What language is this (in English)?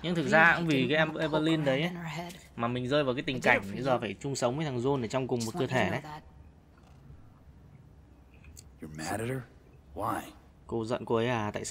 Vietnamese